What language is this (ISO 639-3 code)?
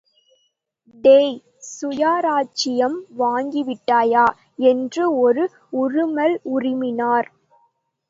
tam